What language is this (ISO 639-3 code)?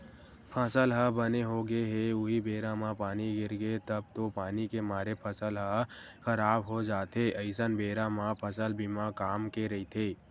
hne